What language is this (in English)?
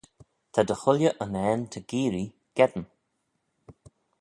Manx